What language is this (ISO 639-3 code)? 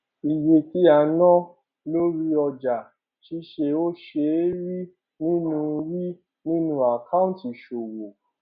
yor